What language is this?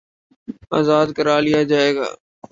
Urdu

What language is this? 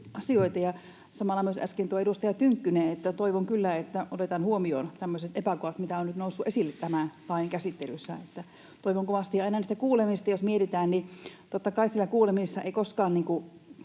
Finnish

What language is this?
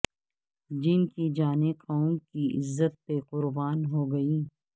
Urdu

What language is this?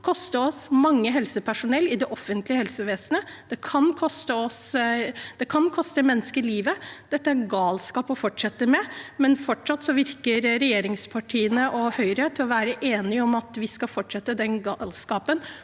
Norwegian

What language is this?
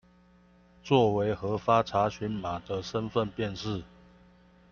Chinese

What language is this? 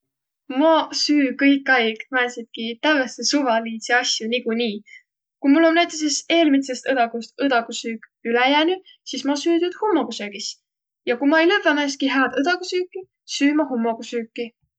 Võro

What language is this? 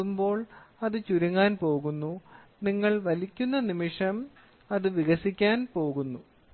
Malayalam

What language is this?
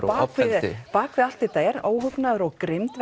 Icelandic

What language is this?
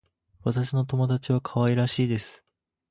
Japanese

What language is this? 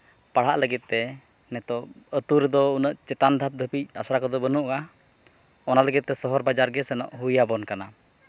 Santali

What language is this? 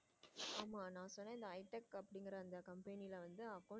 Tamil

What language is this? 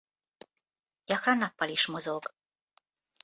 Hungarian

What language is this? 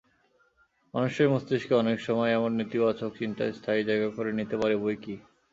Bangla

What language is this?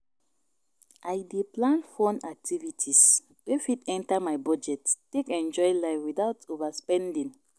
Nigerian Pidgin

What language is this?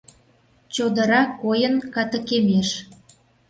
Mari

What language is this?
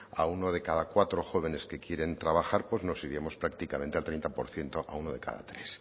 Spanish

